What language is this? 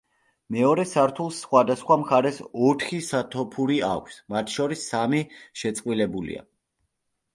Georgian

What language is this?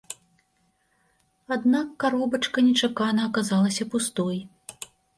Belarusian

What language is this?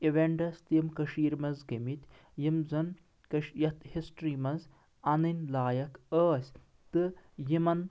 Kashmiri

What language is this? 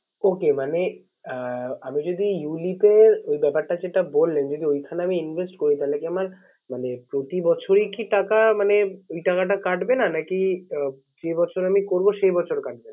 Bangla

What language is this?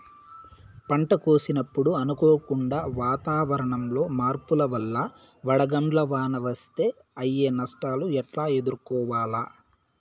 Telugu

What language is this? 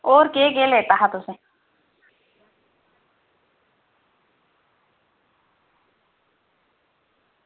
Dogri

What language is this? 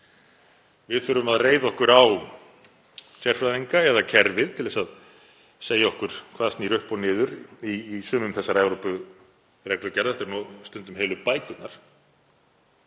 Icelandic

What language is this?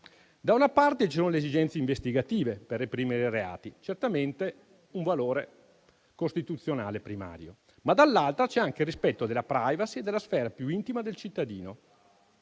Italian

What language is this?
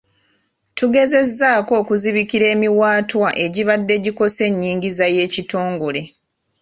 Ganda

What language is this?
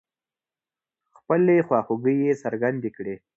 Pashto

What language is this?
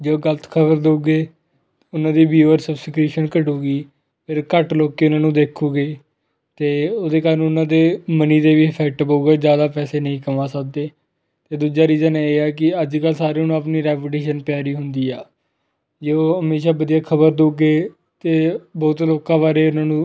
Punjabi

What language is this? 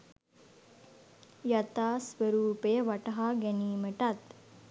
Sinhala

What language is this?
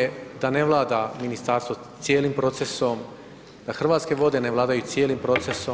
Croatian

